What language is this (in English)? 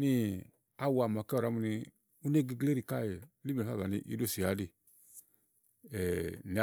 Igo